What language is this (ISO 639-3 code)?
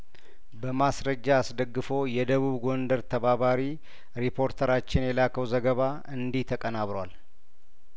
amh